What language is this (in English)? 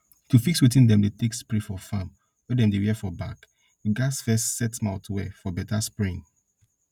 Nigerian Pidgin